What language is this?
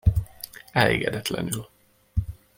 Hungarian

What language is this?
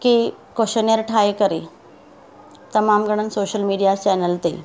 Sindhi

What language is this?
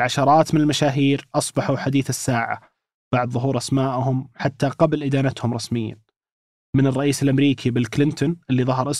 Arabic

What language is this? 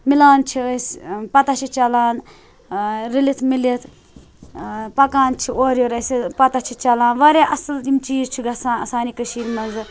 Kashmiri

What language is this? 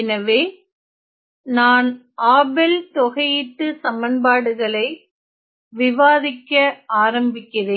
Tamil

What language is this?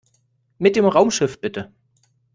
German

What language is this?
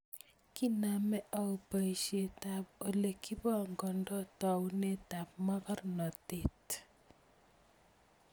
Kalenjin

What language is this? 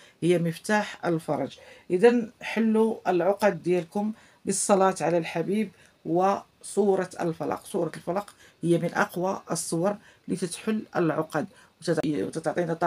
Arabic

